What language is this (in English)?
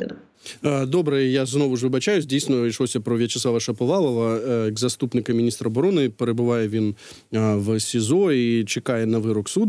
Ukrainian